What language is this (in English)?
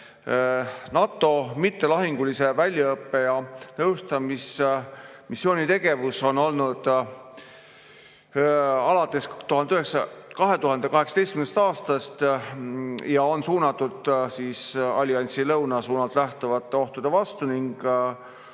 Estonian